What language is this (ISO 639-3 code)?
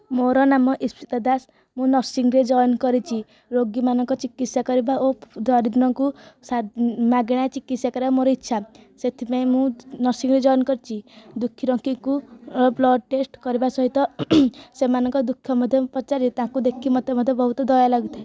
ori